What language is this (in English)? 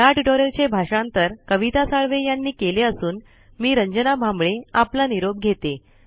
Marathi